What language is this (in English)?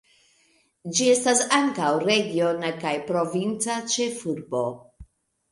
Esperanto